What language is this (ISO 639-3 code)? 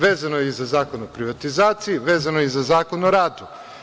srp